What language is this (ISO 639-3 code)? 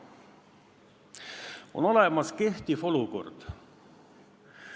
est